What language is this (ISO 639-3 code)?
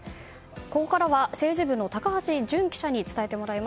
jpn